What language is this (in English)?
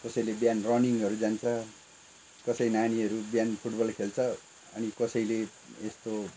Nepali